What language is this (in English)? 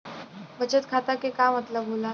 Bhojpuri